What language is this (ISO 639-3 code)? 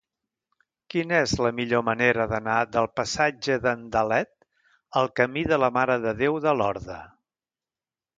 cat